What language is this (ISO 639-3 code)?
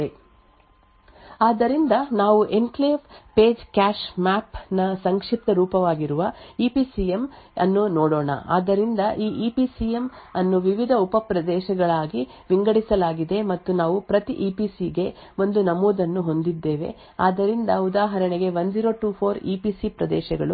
kan